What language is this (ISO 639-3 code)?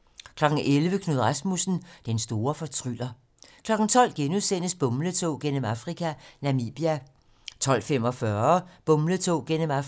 dan